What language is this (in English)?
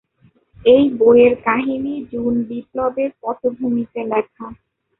Bangla